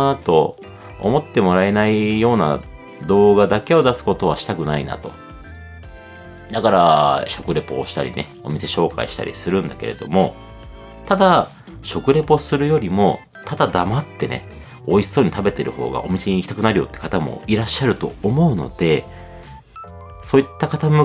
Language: Japanese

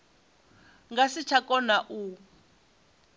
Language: Venda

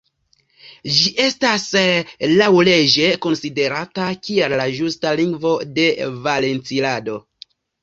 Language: Esperanto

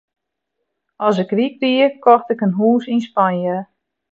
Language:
Western Frisian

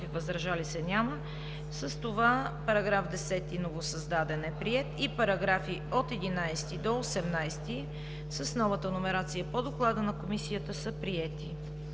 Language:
Bulgarian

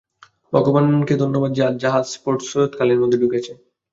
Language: Bangla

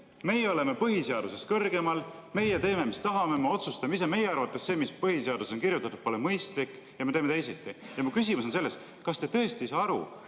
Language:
Estonian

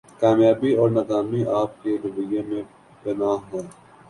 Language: Urdu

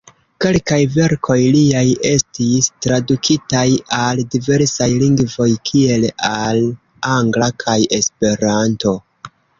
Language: Esperanto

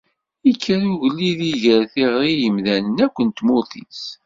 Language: Kabyle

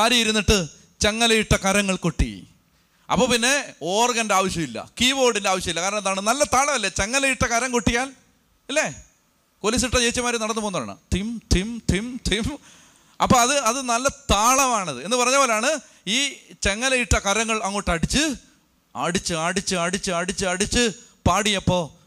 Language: Malayalam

